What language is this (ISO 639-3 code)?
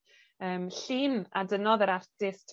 cym